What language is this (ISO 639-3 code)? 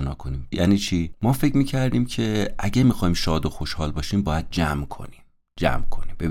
fas